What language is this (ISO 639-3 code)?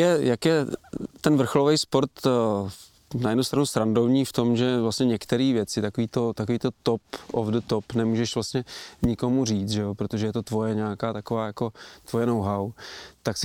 ces